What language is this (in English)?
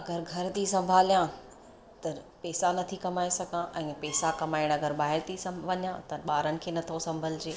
Sindhi